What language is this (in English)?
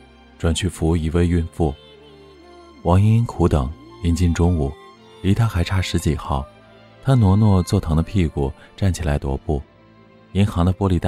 Chinese